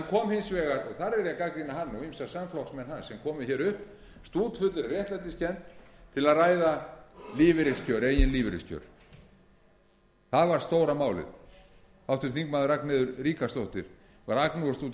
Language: Icelandic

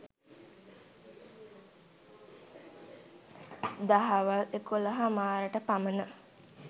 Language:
Sinhala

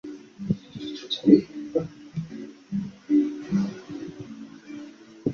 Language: Chinese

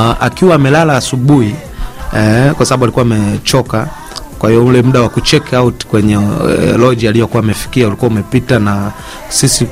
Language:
Swahili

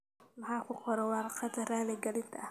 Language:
Somali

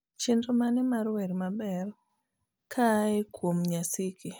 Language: Luo (Kenya and Tanzania)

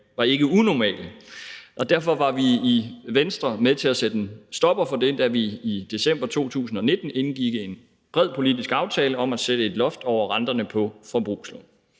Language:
Danish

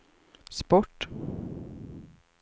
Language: Swedish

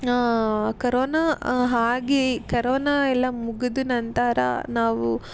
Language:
Kannada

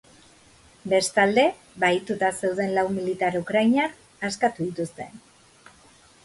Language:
Basque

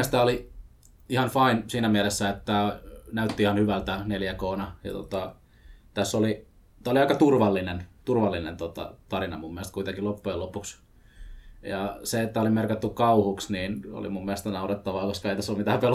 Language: Finnish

